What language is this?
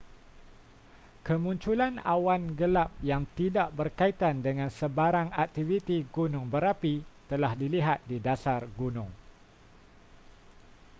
Malay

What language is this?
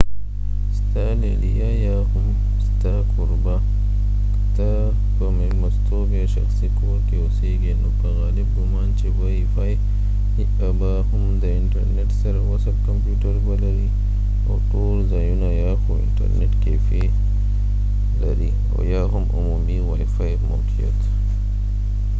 Pashto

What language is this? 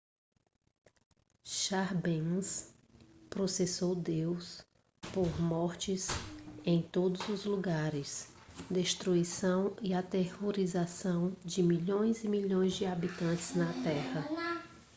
Portuguese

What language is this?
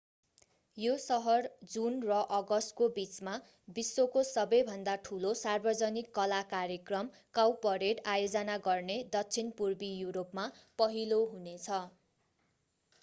Nepali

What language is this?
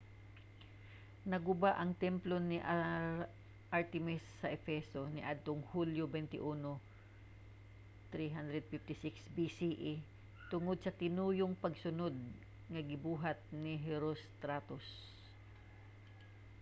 Cebuano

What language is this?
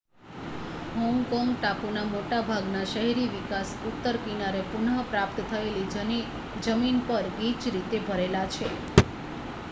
Gujarati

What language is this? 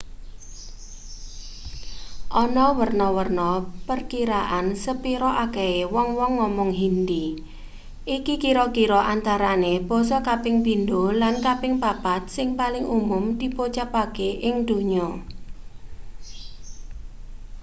Javanese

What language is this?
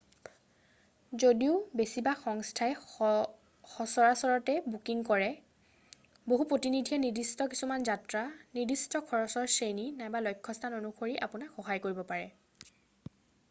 Assamese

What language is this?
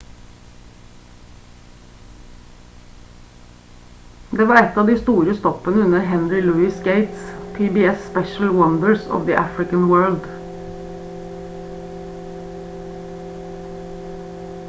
Norwegian Bokmål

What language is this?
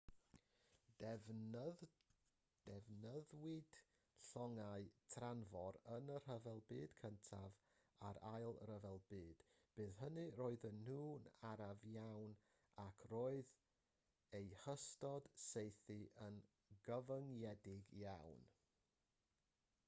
Welsh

